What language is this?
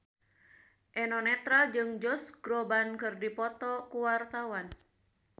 Sundanese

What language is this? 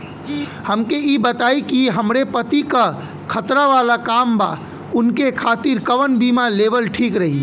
Bhojpuri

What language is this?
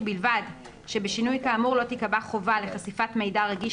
Hebrew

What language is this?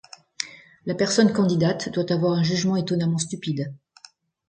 French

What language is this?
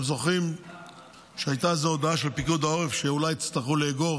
Hebrew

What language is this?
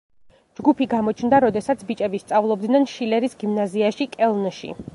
Georgian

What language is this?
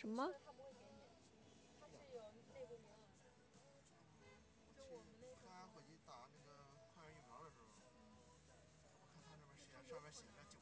Chinese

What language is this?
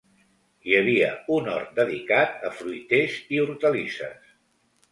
Catalan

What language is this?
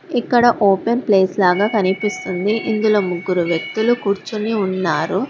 Telugu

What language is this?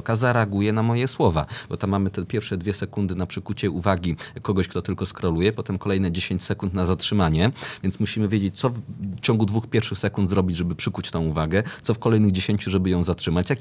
Polish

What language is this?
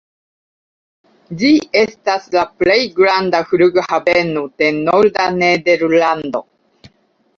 Esperanto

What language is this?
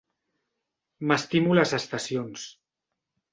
Catalan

